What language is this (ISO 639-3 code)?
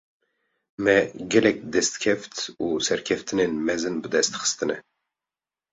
kur